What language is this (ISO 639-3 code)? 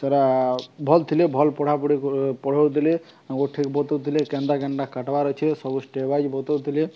ori